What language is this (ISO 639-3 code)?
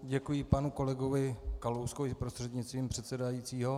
ces